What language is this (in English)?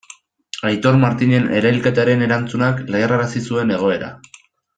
Basque